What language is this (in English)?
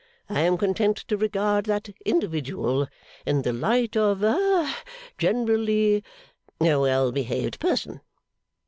English